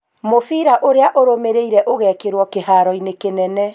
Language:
Kikuyu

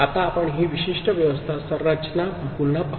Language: Marathi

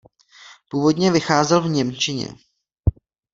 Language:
Czech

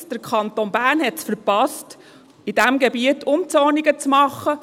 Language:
Swiss German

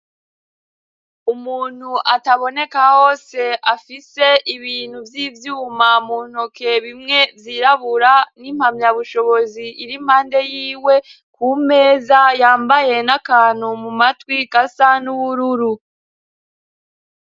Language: Rundi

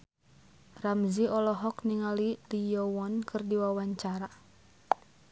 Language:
Sundanese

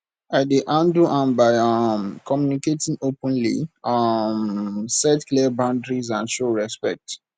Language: Nigerian Pidgin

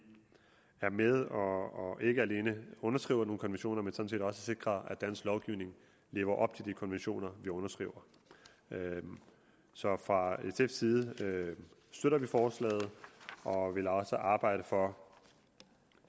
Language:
Danish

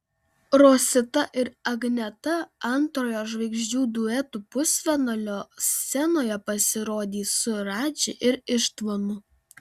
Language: Lithuanian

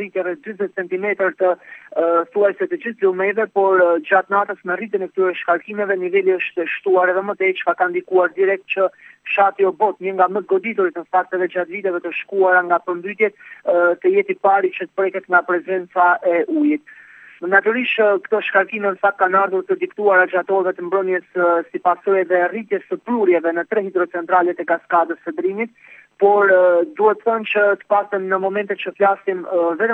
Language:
Romanian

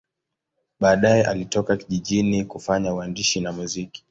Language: Swahili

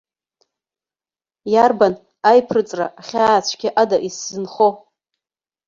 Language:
Abkhazian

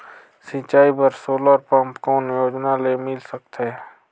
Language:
Chhattisgarhi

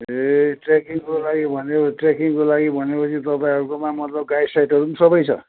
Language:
Nepali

